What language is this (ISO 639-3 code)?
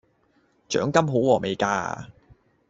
yue